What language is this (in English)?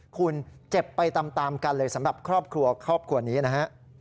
Thai